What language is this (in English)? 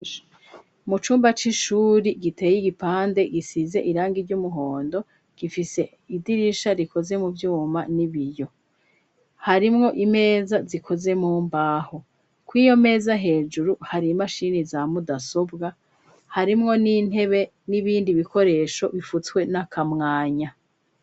Rundi